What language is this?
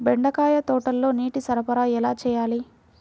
Telugu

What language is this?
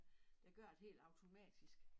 Danish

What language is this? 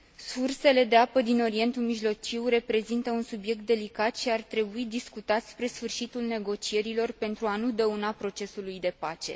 Romanian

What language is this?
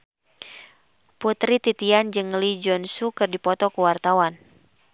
Sundanese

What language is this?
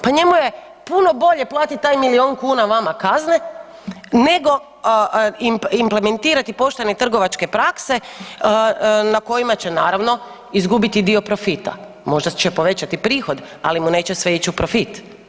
Croatian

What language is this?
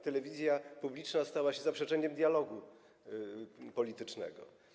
Polish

